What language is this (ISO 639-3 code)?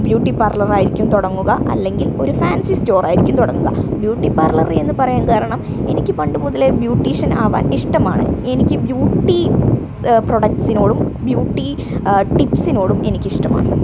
mal